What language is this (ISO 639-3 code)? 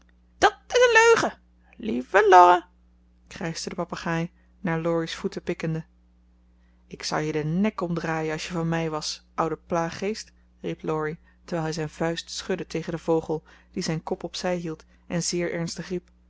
nld